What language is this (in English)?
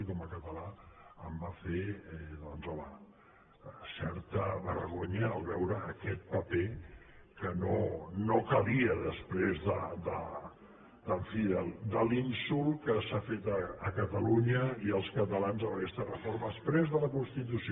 Catalan